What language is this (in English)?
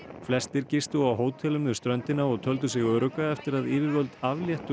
Icelandic